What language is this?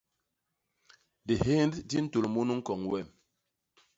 Basaa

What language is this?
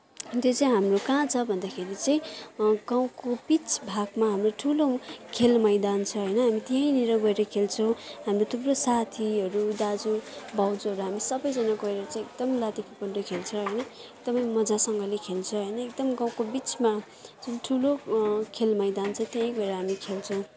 Nepali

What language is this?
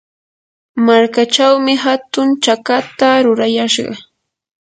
Yanahuanca Pasco Quechua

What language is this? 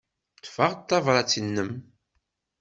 Kabyle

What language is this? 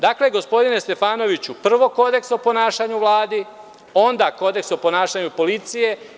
Serbian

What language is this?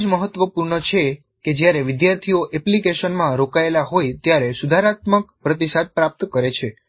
Gujarati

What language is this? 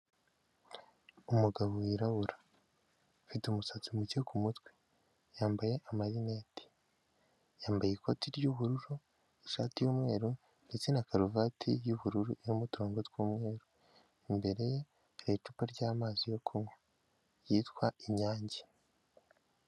Kinyarwanda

